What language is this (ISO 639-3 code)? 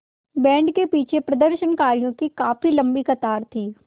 hin